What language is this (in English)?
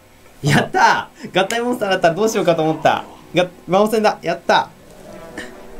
Japanese